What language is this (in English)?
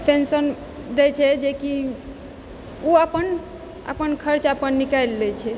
Maithili